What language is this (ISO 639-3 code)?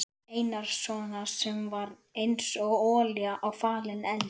isl